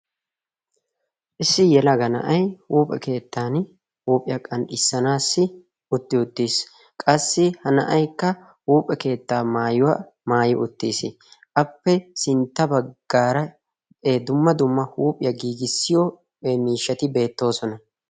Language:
Wolaytta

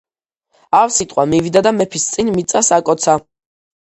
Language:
Georgian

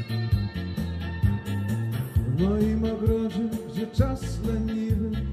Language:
Polish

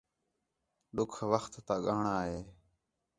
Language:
Khetrani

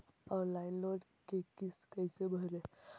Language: Magahi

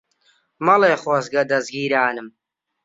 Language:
Central Kurdish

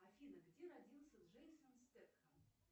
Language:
Russian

